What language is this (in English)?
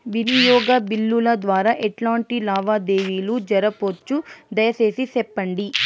Telugu